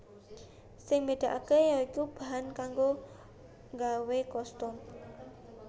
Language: Javanese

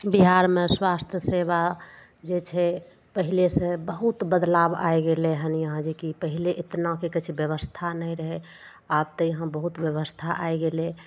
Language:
Maithili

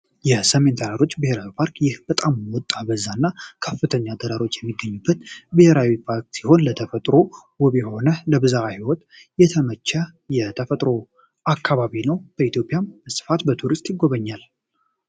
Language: Amharic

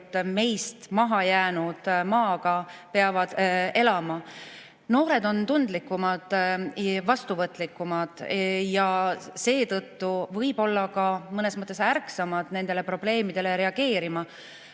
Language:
Estonian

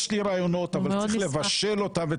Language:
Hebrew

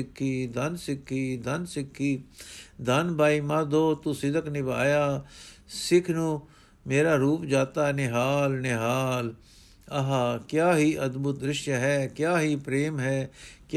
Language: Punjabi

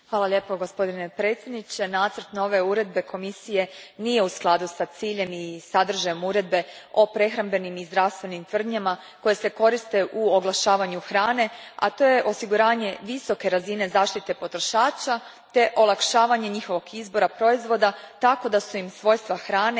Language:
Croatian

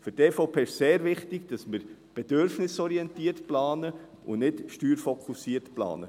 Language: Swiss German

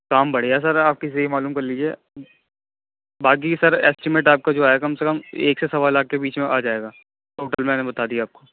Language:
Urdu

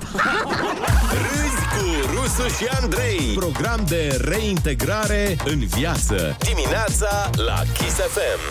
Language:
Romanian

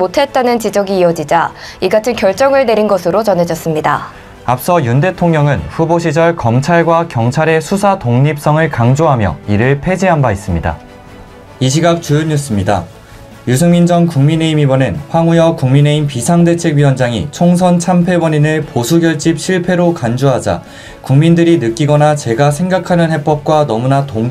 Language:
Korean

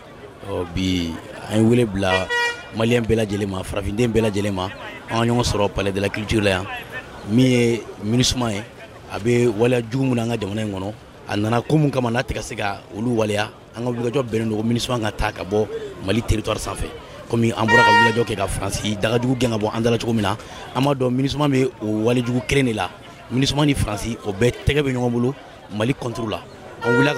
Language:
French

